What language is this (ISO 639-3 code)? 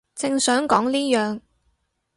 yue